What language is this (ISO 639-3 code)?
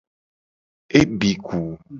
gej